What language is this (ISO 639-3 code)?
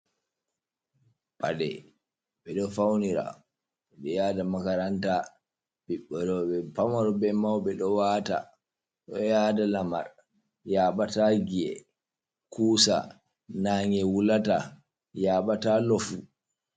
ful